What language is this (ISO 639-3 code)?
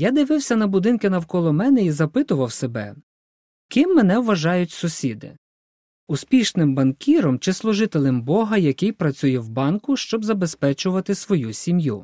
ukr